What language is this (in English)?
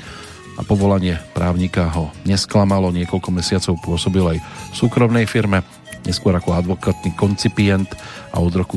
Slovak